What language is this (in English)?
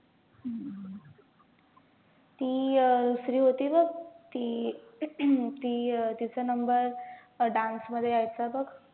Marathi